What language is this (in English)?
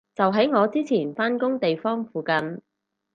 Cantonese